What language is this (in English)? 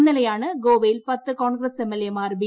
Malayalam